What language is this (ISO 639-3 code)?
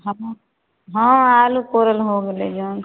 mai